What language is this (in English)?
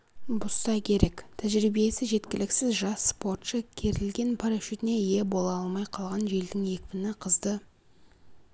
Kazakh